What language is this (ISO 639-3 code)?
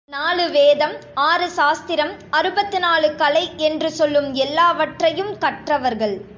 tam